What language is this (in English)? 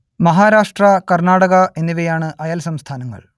Malayalam